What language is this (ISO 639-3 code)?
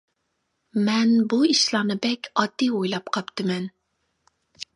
uig